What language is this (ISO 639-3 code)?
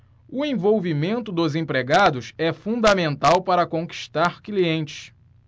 por